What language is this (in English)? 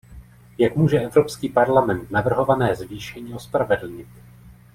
Czech